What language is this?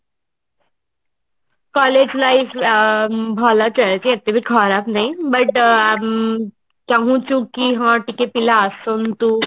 Odia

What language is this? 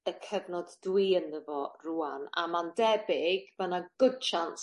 Welsh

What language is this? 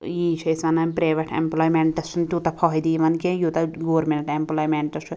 Kashmiri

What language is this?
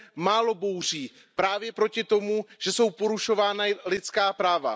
Czech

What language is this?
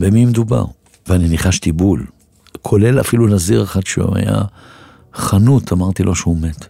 Hebrew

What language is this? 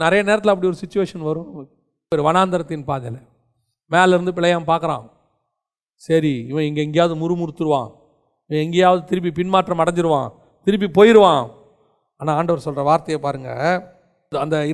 Tamil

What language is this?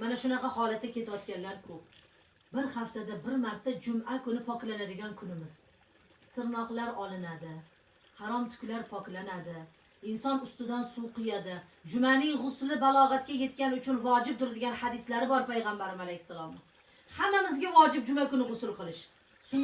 Arabic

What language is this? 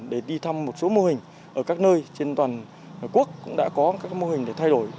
Vietnamese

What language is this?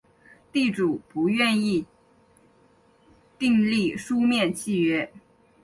Chinese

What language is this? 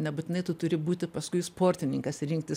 Lithuanian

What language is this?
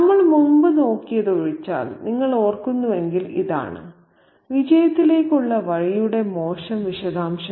Malayalam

